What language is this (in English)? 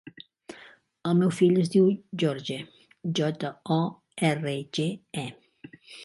Catalan